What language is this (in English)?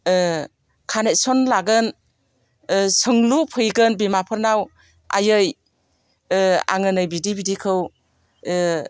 Bodo